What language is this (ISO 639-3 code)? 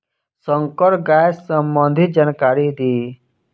bho